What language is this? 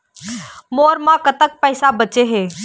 Chhattisgarhi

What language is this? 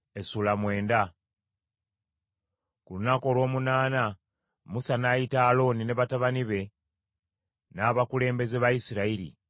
Ganda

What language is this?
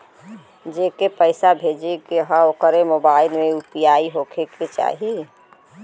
Bhojpuri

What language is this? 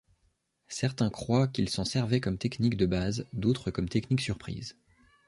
French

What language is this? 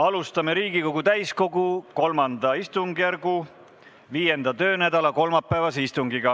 Estonian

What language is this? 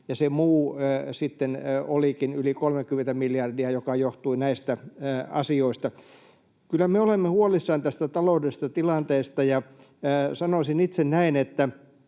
Finnish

